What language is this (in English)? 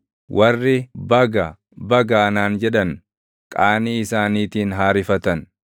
Oromo